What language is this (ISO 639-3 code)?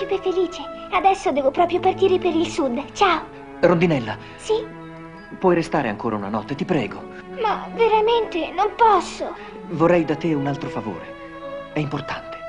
ita